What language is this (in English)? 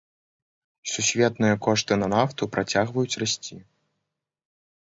Belarusian